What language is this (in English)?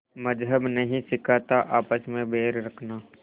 Hindi